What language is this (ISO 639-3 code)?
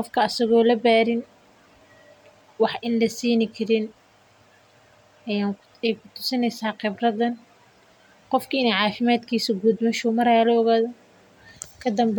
som